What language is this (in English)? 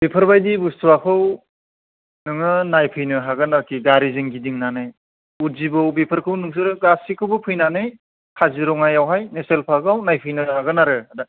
Bodo